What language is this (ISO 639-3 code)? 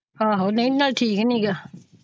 pan